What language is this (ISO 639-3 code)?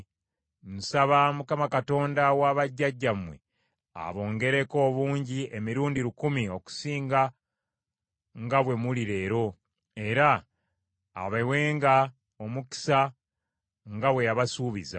lug